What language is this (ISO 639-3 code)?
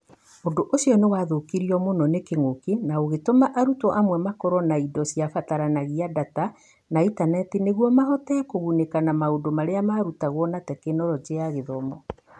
kik